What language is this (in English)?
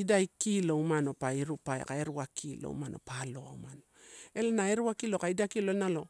Torau